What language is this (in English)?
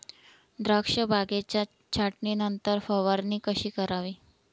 Marathi